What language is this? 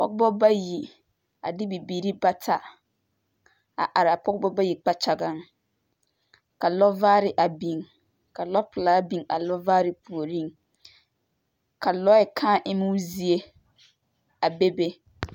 Southern Dagaare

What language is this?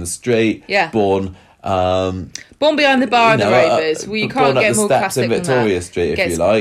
English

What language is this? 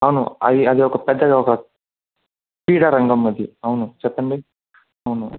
Telugu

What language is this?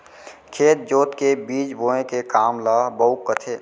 Chhattisgarhi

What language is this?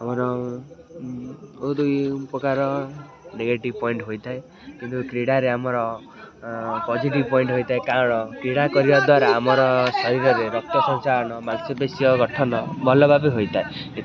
Odia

